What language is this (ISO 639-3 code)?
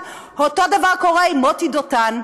heb